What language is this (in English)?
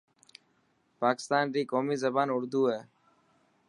Dhatki